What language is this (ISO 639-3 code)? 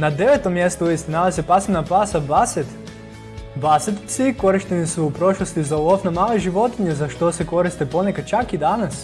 hrv